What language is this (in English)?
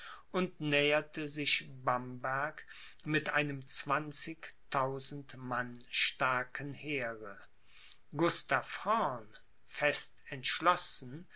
German